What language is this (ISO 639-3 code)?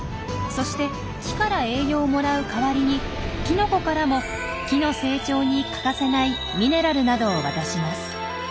jpn